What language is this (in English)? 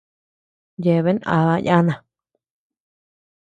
Tepeuxila Cuicatec